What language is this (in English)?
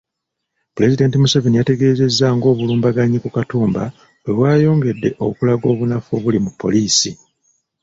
Ganda